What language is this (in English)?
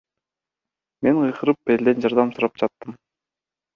Kyrgyz